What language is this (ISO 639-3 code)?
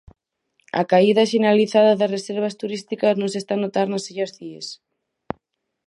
glg